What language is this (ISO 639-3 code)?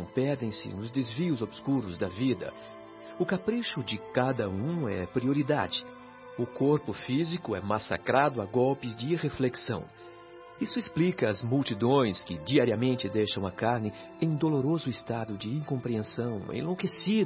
por